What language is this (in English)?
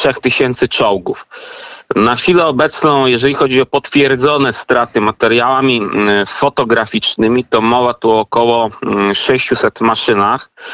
Polish